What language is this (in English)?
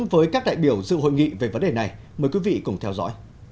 Vietnamese